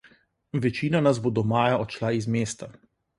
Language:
Slovenian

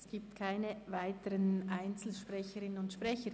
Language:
Swiss German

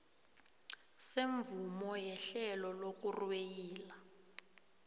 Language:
South Ndebele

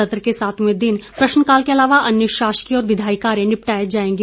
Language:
Hindi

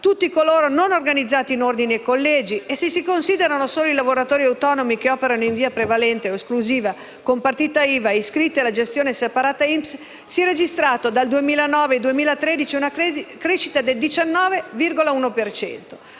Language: Italian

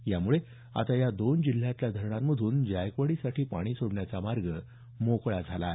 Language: Marathi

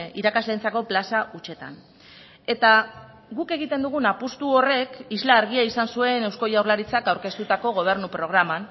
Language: Basque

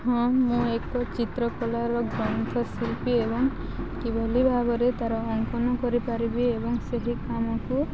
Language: Odia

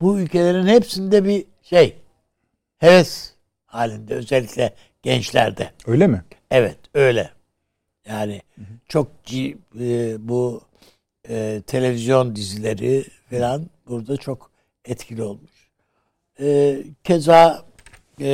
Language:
Turkish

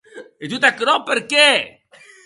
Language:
Occitan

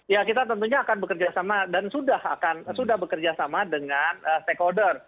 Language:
Indonesian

